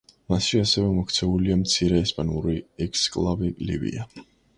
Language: Georgian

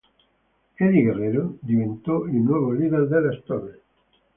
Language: Italian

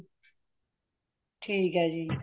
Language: Punjabi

